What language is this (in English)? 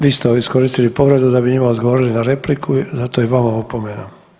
Croatian